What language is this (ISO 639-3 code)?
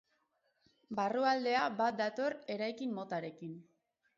eus